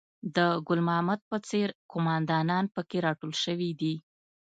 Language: Pashto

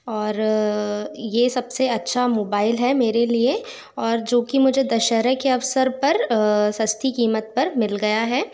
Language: Hindi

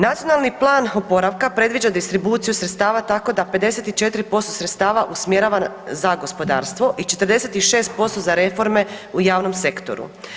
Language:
Croatian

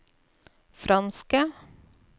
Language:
Norwegian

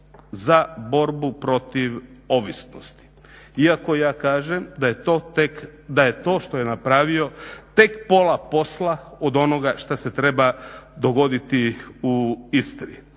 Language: Croatian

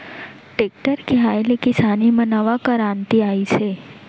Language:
Chhattisgarhi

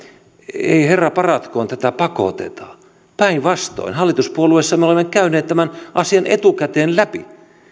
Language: Finnish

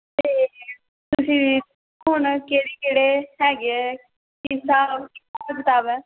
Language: Punjabi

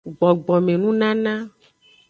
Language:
Aja (Benin)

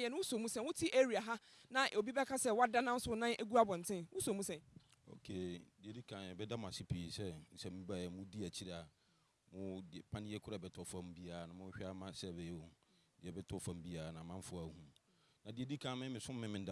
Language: English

